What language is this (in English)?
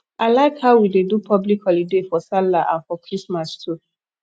Nigerian Pidgin